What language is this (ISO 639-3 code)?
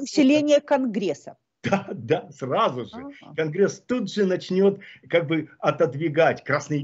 rus